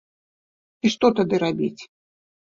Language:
Belarusian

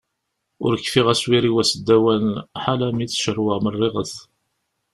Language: Kabyle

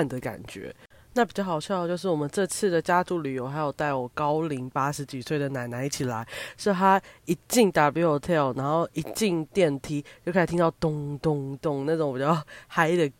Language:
Chinese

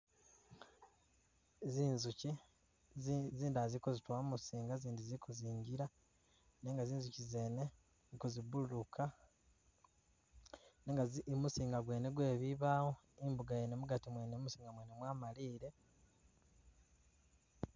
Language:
Masaaba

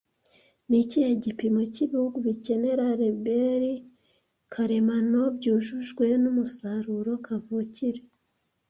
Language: Kinyarwanda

